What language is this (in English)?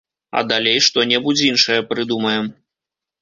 Belarusian